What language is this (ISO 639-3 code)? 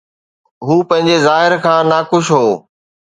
snd